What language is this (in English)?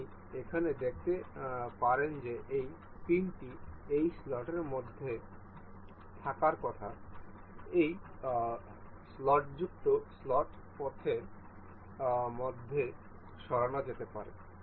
Bangla